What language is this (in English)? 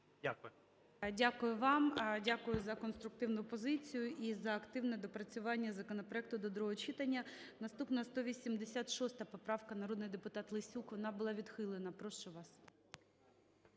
Ukrainian